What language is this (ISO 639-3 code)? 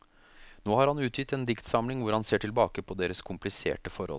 nor